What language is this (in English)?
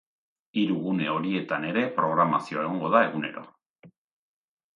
Basque